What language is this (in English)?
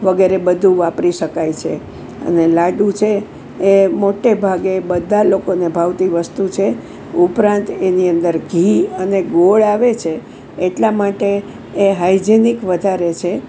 Gujarati